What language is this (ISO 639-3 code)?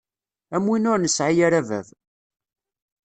kab